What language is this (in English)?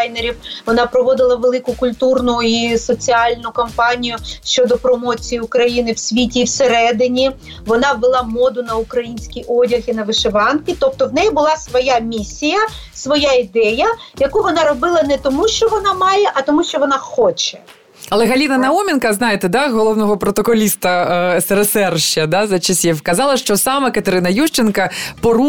Ukrainian